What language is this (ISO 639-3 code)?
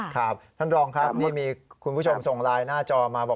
tha